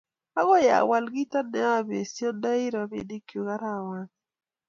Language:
Kalenjin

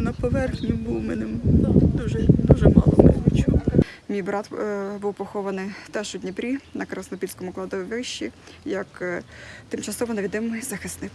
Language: Ukrainian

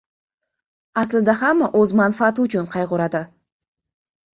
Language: Uzbek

